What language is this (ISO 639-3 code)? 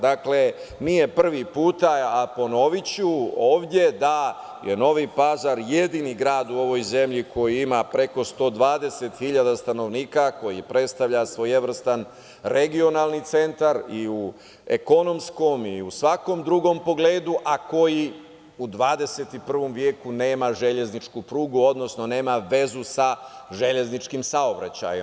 srp